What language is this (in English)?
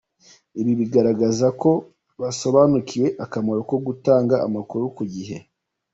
Kinyarwanda